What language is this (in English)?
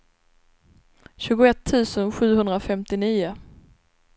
Swedish